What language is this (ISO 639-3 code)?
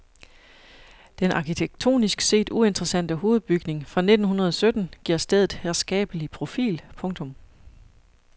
dan